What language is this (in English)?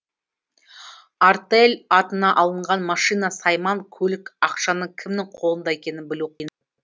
Kazakh